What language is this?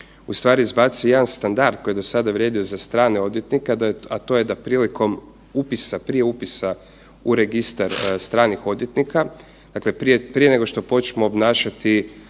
Croatian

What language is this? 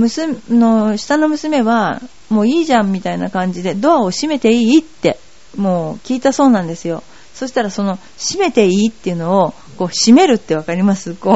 Japanese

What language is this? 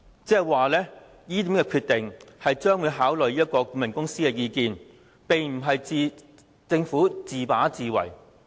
Cantonese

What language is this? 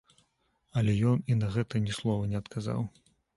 Belarusian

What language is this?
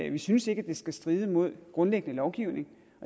Danish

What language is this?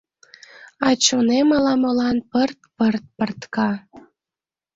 Mari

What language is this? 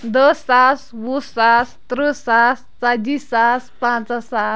Kashmiri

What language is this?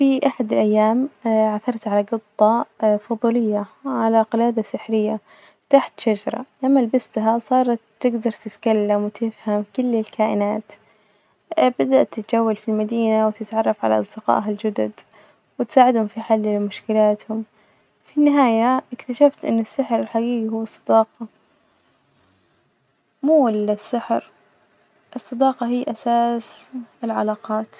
Najdi Arabic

